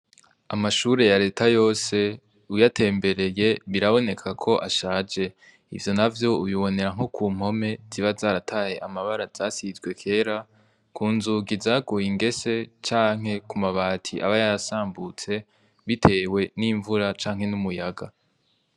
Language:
Rundi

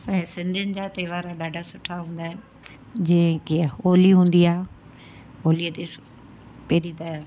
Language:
Sindhi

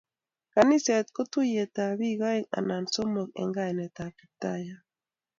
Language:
Kalenjin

